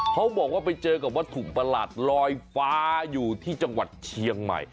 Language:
Thai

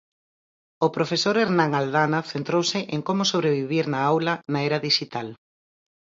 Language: Galician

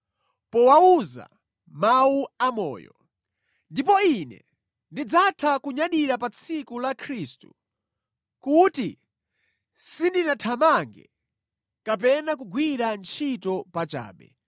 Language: Nyanja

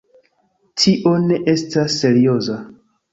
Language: Esperanto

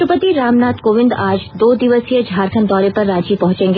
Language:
Hindi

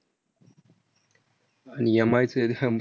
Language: Marathi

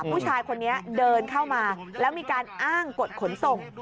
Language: Thai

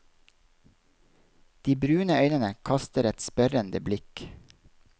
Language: Norwegian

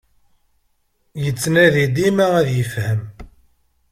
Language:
Kabyle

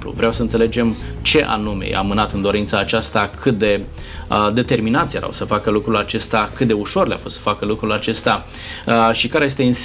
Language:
Romanian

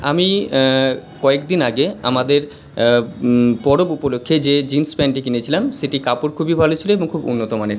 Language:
Bangla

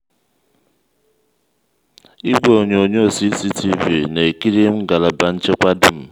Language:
Igbo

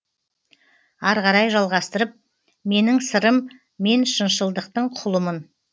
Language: Kazakh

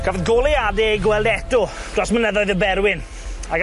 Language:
Welsh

